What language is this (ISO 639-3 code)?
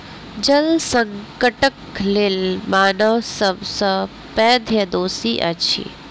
mai